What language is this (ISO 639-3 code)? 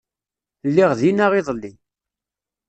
kab